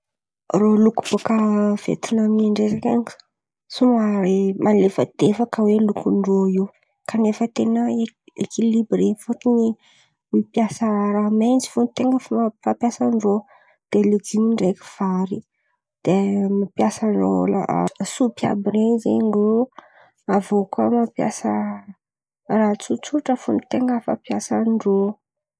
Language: Antankarana Malagasy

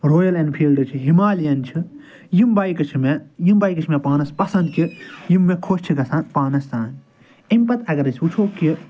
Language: Kashmiri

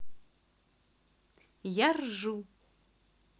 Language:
Russian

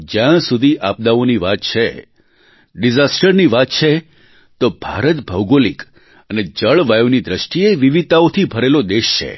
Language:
Gujarati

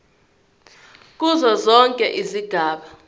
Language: Zulu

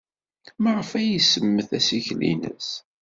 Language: Kabyle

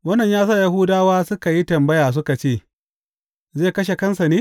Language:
Hausa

